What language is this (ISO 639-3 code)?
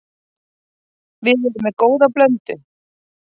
isl